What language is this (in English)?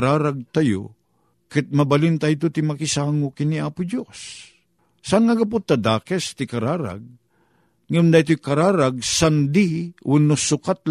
Filipino